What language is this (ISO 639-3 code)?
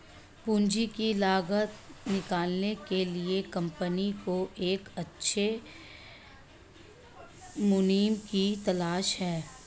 hin